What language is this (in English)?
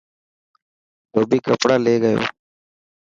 Dhatki